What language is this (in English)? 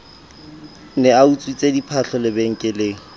Southern Sotho